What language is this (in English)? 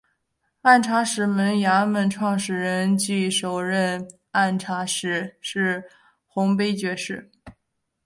Chinese